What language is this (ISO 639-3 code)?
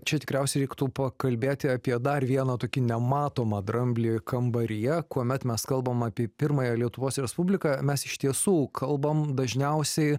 lit